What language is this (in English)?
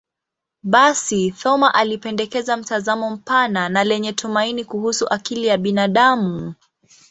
Swahili